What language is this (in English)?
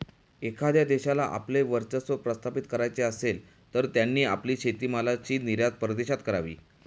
Marathi